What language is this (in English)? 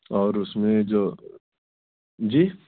Urdu